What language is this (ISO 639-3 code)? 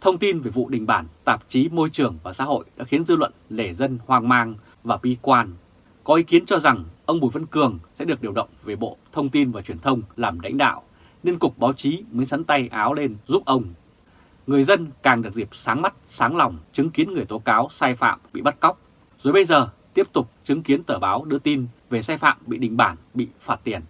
vie